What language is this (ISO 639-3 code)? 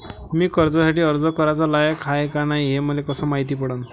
mar